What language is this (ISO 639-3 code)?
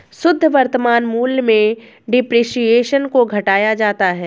hin